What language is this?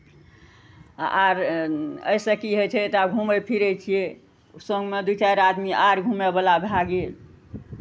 Maithili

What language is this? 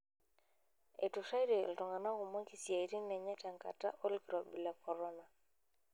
Masai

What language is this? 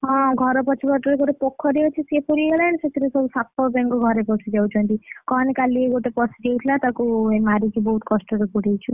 Odia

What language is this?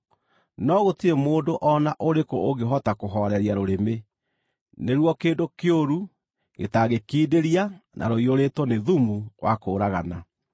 Kikuyu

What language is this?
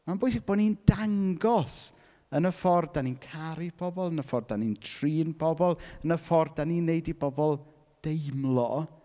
Welsh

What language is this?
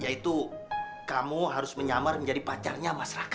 Indonesian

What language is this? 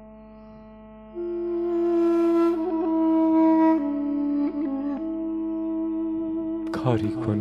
Persian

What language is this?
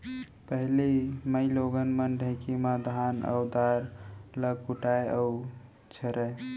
Chhattisgarhi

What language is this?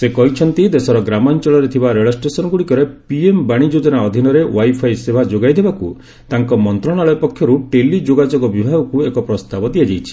Odia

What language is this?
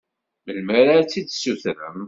Kabyle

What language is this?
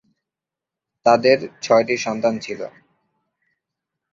Bangla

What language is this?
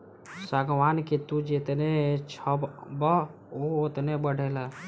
Bhojpuri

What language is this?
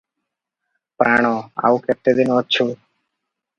Odia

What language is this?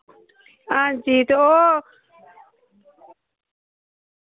Dogri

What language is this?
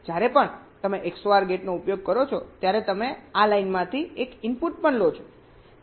Gujarati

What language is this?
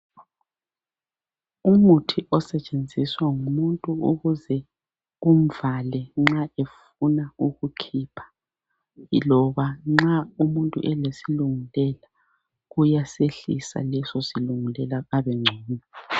North Ndebele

